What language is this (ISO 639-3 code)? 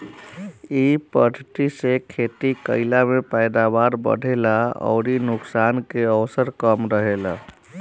bho